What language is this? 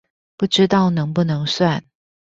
Chinese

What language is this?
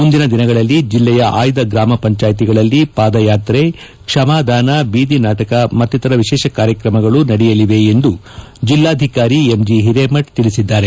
Kannada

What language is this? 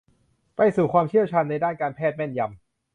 Thai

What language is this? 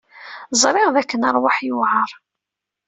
Kabyle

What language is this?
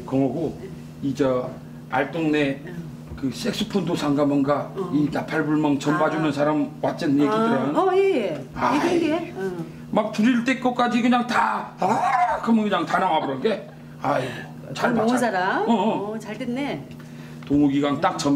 Korean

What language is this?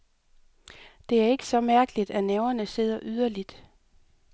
Danish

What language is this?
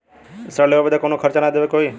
Bhojpuri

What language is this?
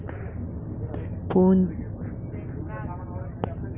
Chhattisgarhi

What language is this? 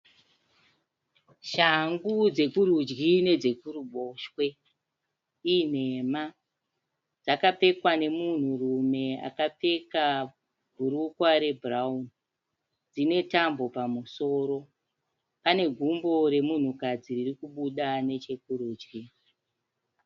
Shona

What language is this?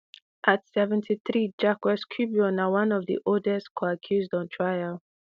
Nigerian Pidgin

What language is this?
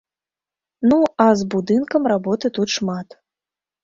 Belarusian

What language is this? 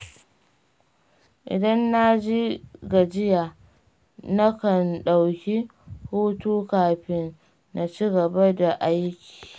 Hausa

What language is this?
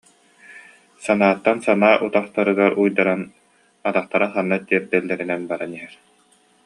Yakut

